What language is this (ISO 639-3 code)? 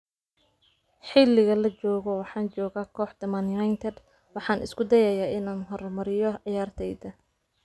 som